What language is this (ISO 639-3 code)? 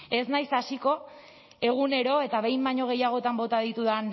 eus